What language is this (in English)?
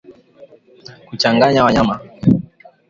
Swahili